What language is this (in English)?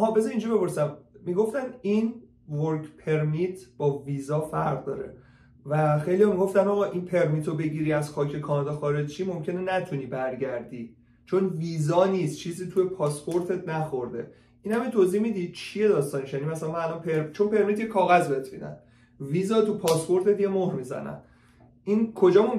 Persian